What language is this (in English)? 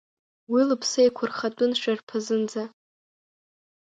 Abkhazian